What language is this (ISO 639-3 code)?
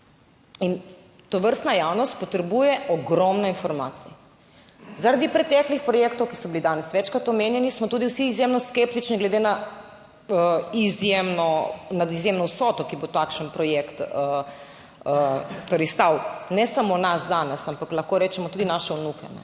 slv